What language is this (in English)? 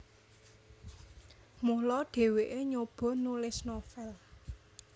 Javanese